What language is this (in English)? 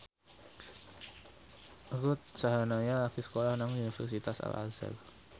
Javanese